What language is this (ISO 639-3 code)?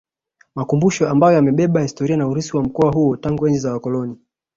swa